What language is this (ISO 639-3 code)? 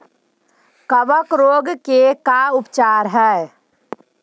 mag